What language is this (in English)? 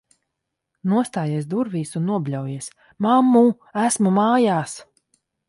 Latvian